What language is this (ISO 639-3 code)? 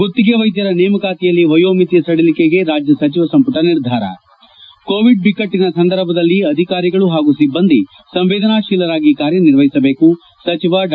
kan